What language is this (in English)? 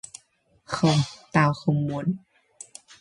Vietnamese